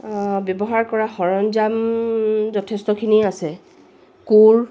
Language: Assamese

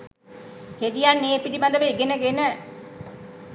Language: Sinhala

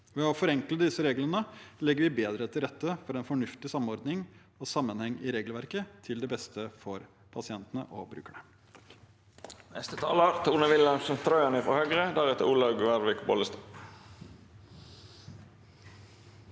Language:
Norwegian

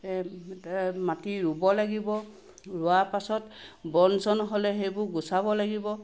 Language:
Assamese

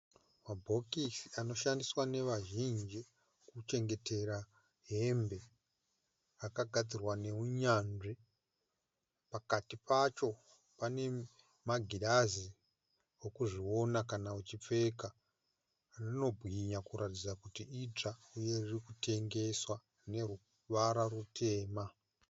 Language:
Shona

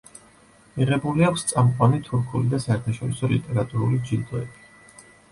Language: Georgian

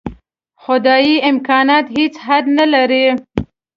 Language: Pashto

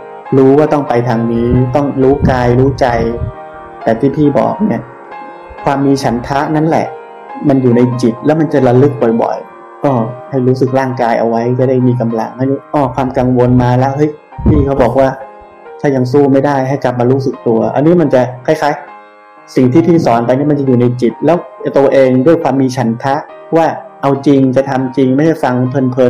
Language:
Thai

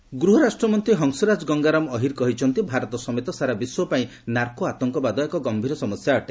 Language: Odia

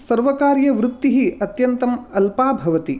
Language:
Sanskrit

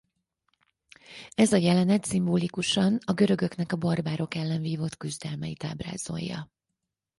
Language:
Hungarian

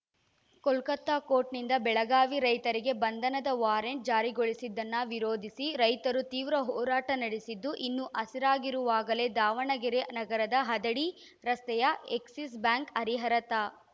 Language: Kannada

